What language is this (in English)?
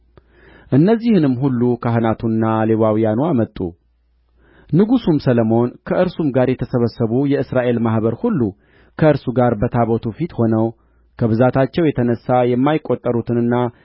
Amharic